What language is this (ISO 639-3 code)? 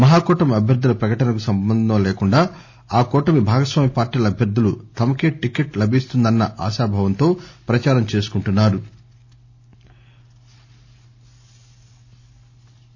tel